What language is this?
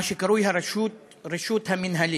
Hebrew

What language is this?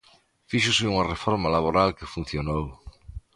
Galician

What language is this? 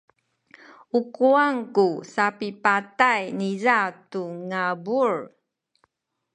Sakizaya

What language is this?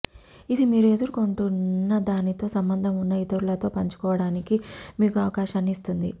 Telugu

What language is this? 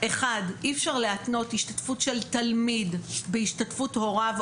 Hebrew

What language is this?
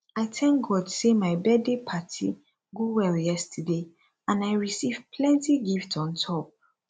Nigerian Pidgin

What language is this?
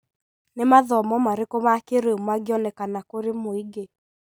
Kikuyu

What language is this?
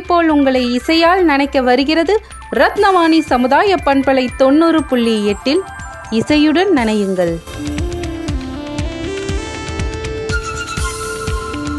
Tamil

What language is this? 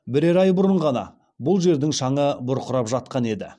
Kazakh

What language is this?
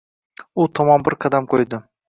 Uzbek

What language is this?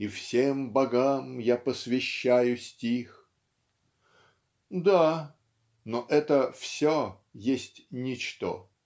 Russian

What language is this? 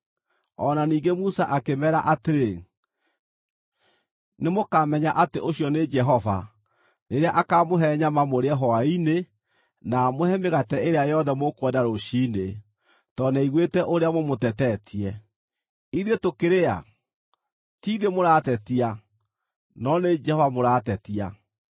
Kikuyu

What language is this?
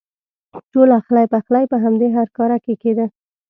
Pashto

